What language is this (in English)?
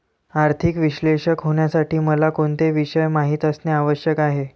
Marathi